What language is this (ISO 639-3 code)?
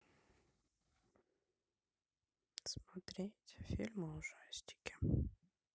rus